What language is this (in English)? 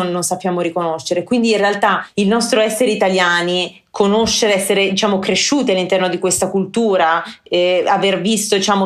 Italian